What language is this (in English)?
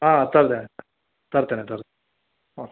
Kannada